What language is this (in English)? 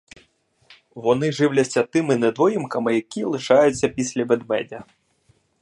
Ukrainian